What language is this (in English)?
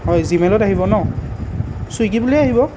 Assamese